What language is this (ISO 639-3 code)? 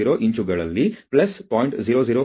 kan